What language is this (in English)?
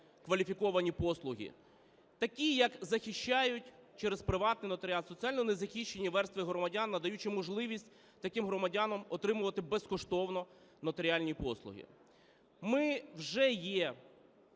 Ukrainian